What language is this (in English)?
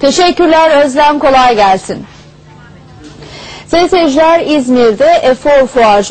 Turkish